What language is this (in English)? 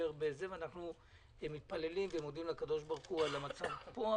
Hebrew